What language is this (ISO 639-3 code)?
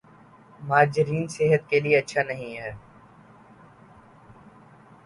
urd